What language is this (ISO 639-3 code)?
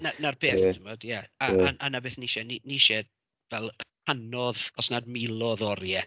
cym